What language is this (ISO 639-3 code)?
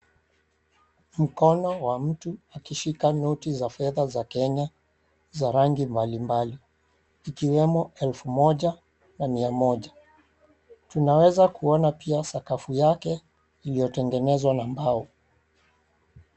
swa